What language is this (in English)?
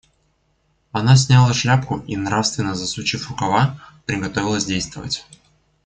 Russian